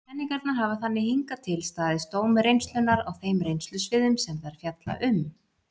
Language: Icelandic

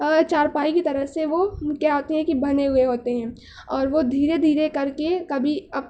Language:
Urdu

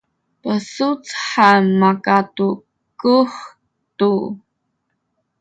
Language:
Sakizaya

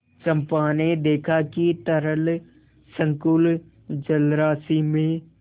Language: Hindi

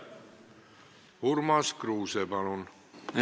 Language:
Estonian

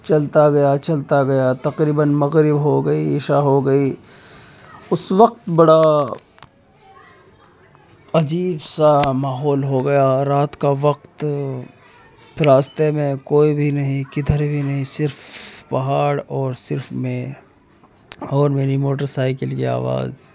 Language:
Urdu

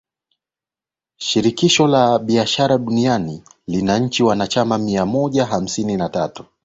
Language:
Swahili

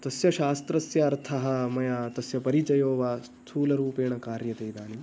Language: Sanskrit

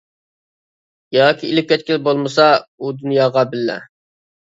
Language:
Uyghur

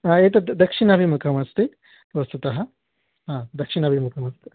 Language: Sanskrit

